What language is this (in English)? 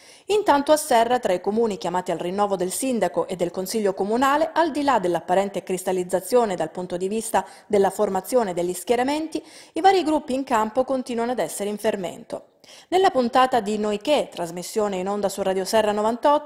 Italian